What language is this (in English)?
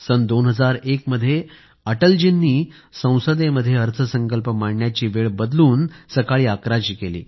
Marathi